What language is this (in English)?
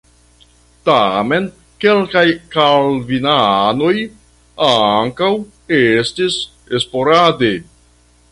Esperanto